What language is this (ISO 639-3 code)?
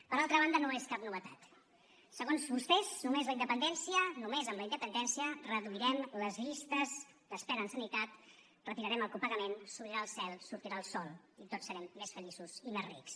cat